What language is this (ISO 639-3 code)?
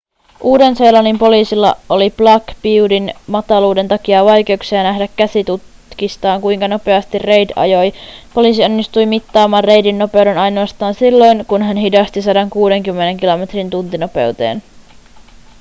fin